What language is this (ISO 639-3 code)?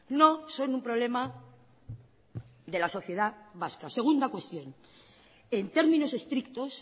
spa